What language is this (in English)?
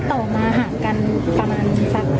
Thai